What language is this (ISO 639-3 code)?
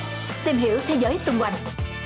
vie